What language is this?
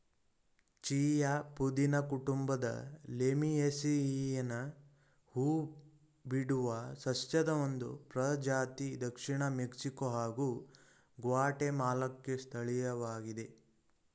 Kannada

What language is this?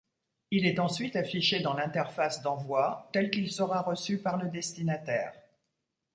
French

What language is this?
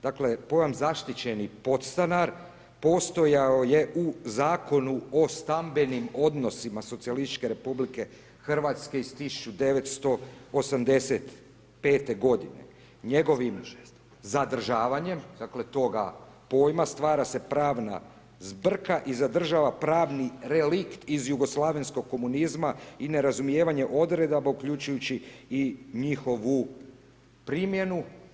Croatian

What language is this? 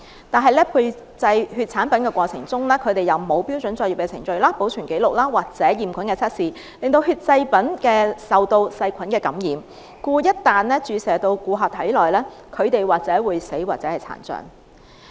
Cantonese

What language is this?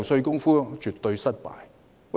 Cantonese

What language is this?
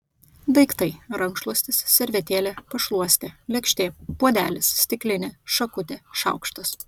Lithuanian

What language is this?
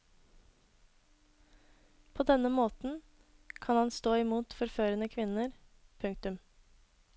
Norwegian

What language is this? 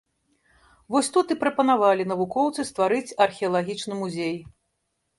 Belarusian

